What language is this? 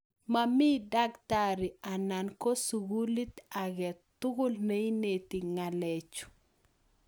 Kalenjin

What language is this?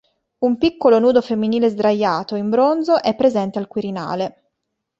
Italian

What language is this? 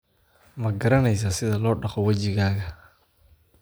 Somali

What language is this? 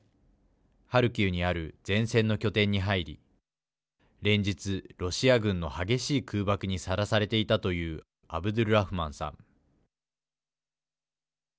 Japanese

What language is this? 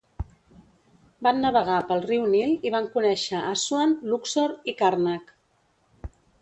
Catalan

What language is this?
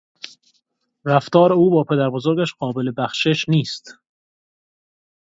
Persian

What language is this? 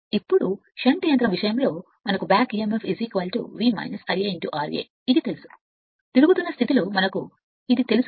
Telugu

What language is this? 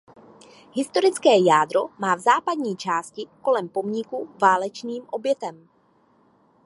Czech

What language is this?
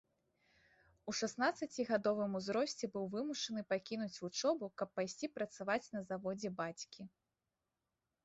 Belarusian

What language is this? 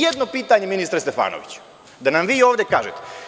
Serbian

